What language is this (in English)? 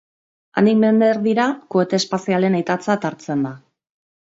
Basque